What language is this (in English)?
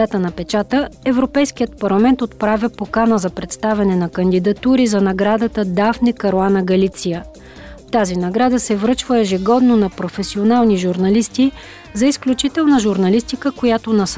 Bulgarian